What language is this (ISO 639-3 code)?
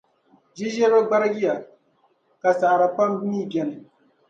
dag